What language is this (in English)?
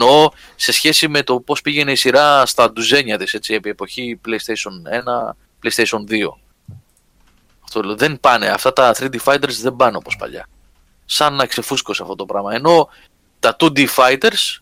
Greek